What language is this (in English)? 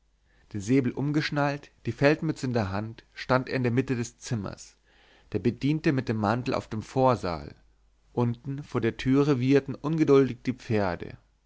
German